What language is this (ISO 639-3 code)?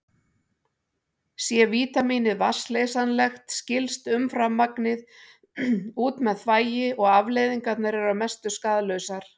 isl